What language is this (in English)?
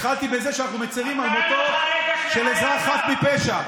Hebrew